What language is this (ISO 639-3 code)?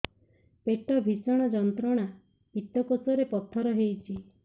ori